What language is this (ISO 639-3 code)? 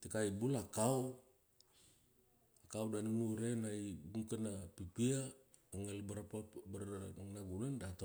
ksd